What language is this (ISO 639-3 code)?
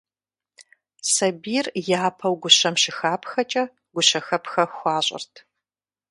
kbd